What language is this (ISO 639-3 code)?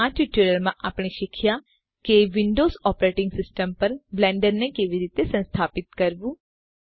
guj